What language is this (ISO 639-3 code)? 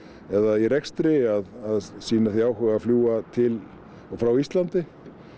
isl